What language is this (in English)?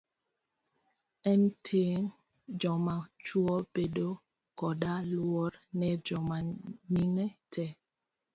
Luo (Kenya and Tanzania)